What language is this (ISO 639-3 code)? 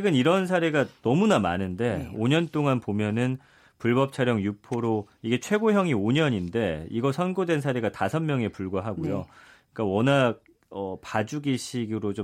kor